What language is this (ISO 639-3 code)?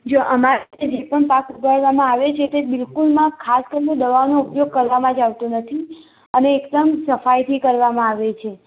guj